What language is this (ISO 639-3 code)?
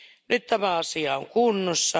fin